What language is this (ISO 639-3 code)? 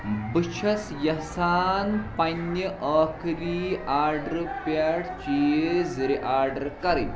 kas